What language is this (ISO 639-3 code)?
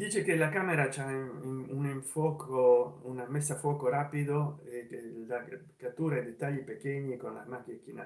ita